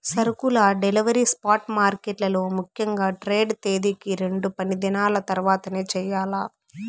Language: Telugu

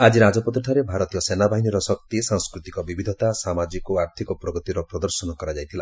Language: Odia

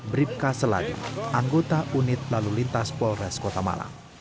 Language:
Indonesian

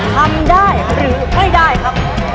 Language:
Thai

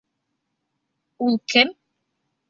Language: Bashkir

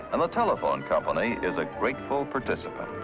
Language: English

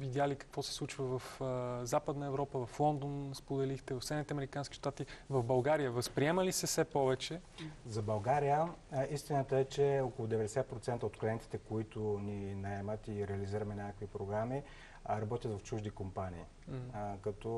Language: Bulgarian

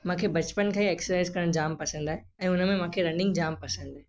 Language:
Sindhi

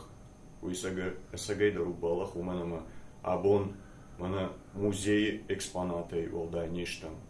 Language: Turkish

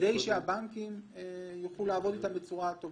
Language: Hebrew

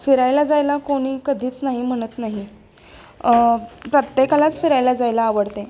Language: Marathi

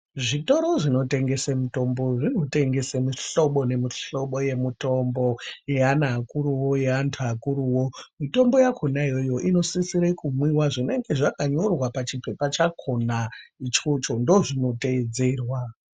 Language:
Ndau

